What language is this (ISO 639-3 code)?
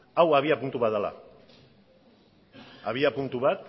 eus